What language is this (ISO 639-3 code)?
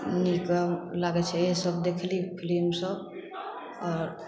mai